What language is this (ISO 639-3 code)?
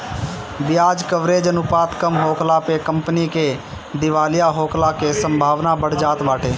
bho